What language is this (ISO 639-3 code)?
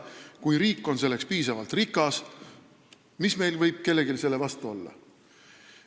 est